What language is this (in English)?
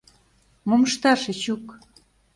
Mari